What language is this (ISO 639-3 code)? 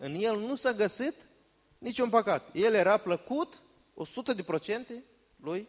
ron